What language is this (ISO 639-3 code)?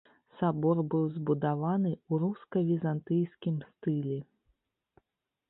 bel